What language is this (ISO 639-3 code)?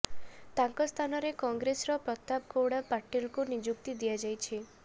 ori